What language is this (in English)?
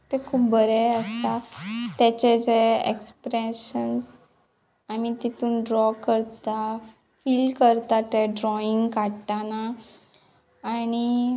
Konkani